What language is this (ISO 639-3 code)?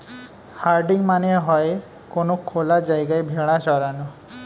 ben